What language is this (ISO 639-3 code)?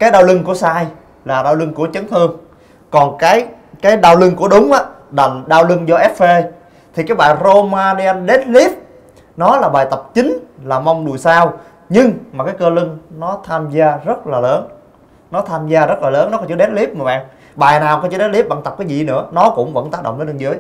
vie